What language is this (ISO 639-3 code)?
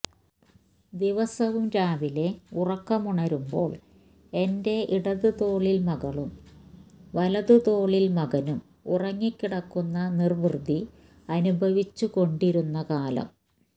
mal